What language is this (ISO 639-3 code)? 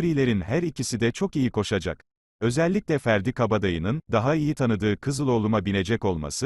tur